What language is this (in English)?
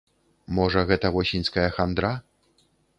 Belarusian